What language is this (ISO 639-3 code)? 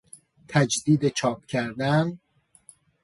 fas